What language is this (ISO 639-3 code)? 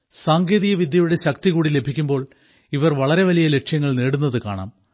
mal